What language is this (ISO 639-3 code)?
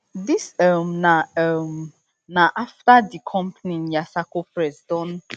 pcm